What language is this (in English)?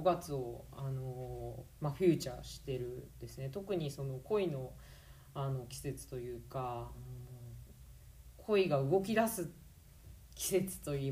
Japanese